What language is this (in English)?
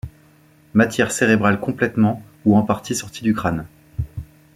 French